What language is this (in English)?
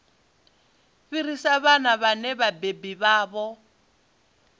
Venda